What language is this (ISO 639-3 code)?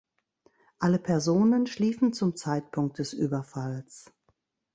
deu